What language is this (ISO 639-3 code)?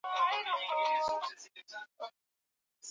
swa